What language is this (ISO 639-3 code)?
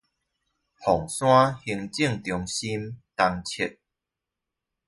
zho